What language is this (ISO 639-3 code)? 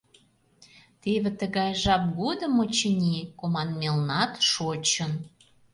chm